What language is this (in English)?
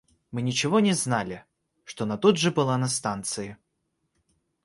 Russian